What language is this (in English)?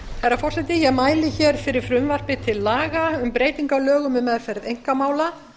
Icelandic